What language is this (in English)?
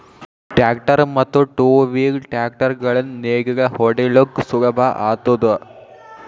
Kannada